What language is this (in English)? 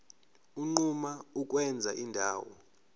Zulu